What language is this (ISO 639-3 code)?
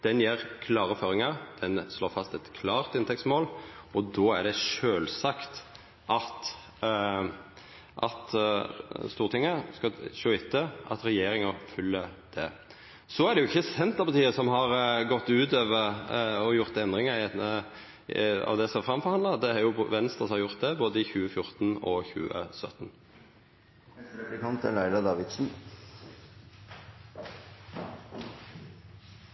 nno